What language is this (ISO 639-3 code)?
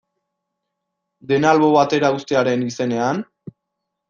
eus